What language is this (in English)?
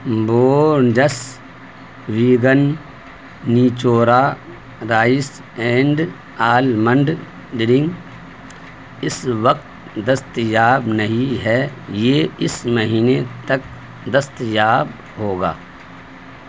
Urdu